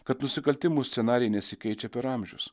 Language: Lithuanian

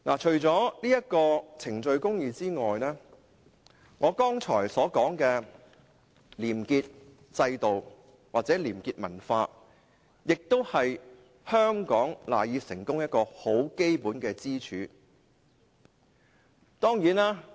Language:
Cantonese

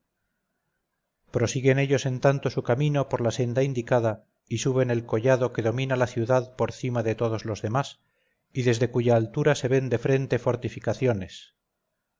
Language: Spanish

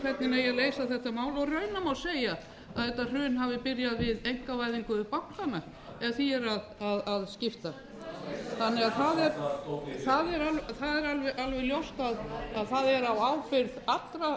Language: Icelandic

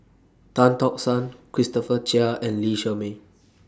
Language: English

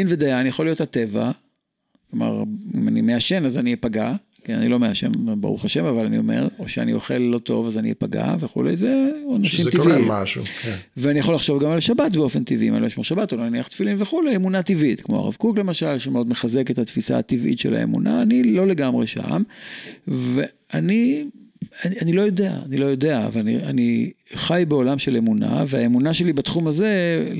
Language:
Hebrew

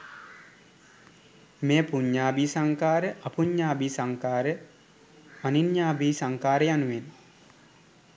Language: Sinhala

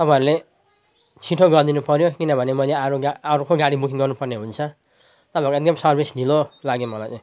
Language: Nepali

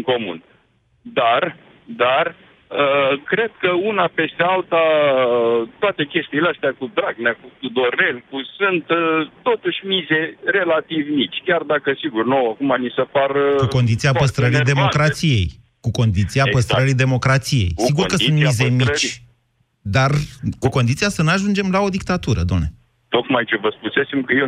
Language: Romanian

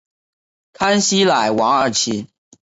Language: Chinese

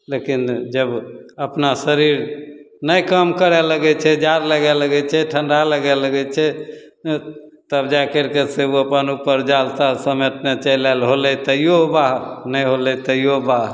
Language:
Maithili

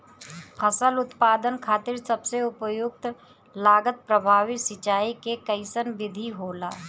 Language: Bhojpuri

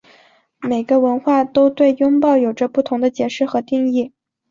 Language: Chinese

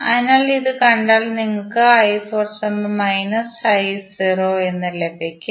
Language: Malayalam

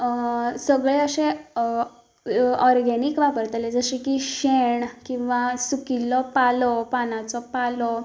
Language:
Konkani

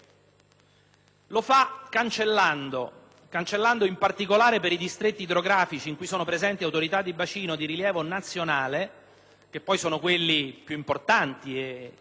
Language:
Italian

